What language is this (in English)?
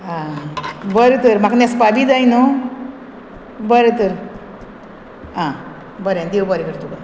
Konkani